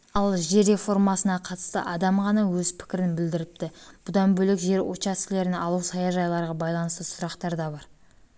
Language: Kazakh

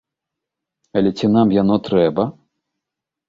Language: Belarusian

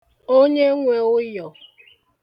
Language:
Igbo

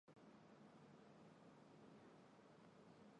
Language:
Chinese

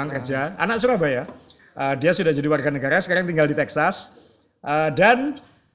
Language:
Indonesian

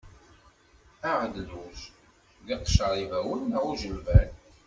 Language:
Kabyle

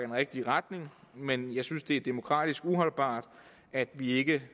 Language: Danish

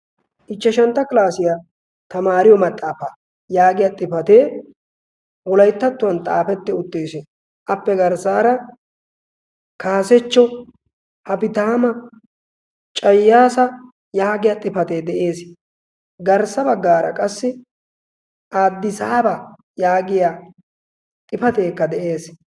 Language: Wolaytta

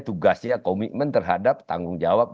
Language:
Indonesian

